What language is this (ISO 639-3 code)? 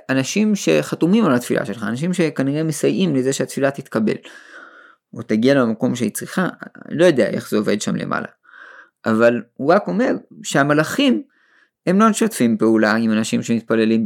heb